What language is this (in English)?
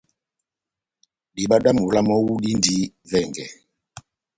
Batanga